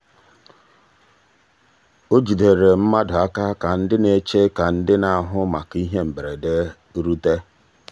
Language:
Igbo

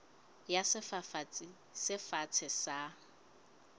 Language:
Southern Sotho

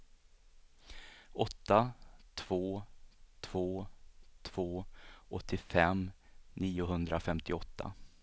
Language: Swedish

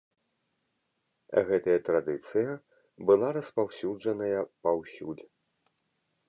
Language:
Belarusian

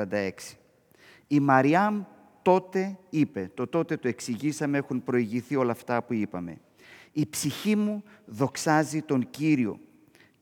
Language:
Greek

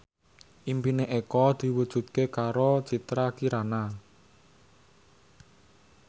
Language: Javanese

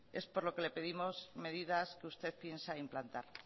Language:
Spanish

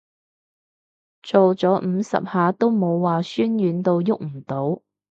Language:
Cantonese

